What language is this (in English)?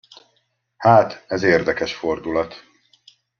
Hungarian